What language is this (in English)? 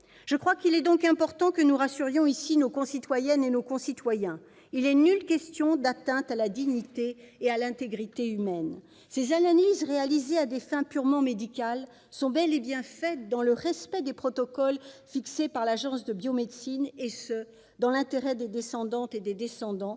French